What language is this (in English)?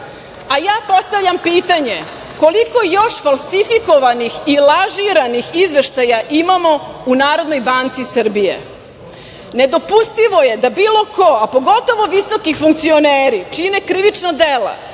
Serbian